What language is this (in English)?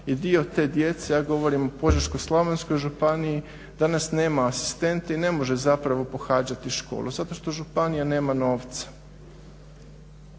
Croatian